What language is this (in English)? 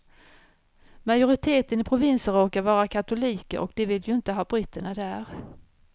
Swedish